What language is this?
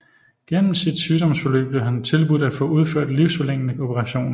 Danish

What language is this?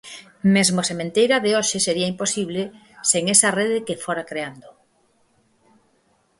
Galician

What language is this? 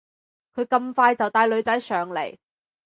Cantonese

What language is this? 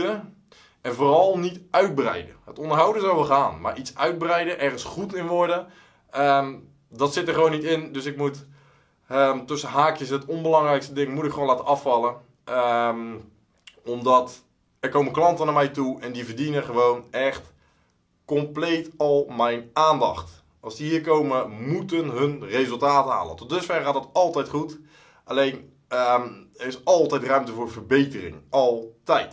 Dutch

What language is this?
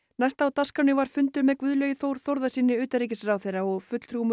Icelandic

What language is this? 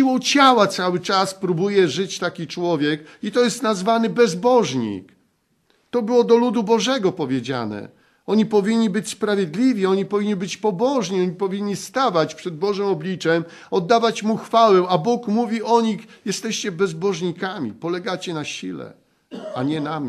Polish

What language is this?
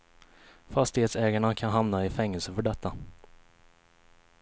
Swedish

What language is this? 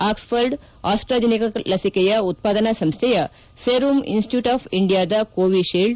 Kannada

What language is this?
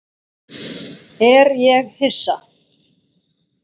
Icelandic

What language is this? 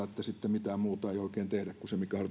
Finnish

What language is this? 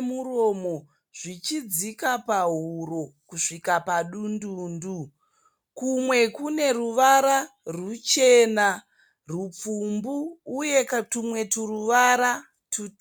Shona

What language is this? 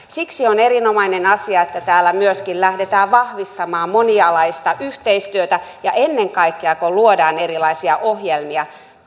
Finnish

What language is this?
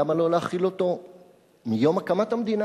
Hebrew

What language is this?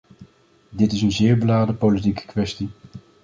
Dutch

